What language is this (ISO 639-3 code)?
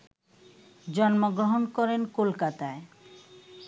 ben